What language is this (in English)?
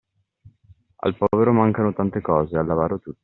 Italian